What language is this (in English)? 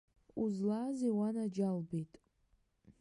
Abkhazian